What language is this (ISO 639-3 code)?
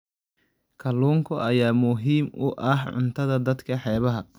som